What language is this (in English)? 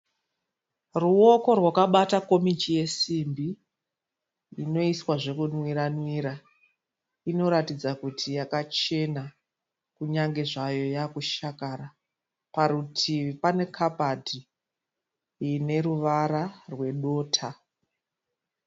Shona